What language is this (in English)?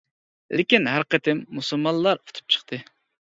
Uyghur